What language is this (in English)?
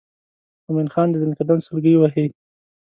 Pashto